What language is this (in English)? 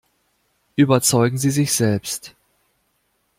German